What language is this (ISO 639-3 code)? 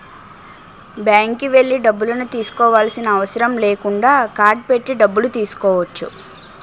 tel